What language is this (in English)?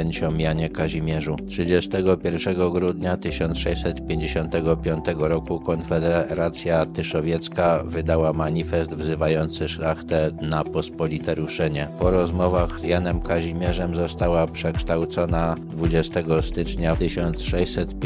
Polish